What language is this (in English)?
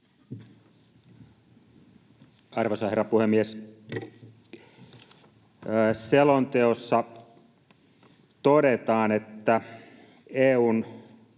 Finnish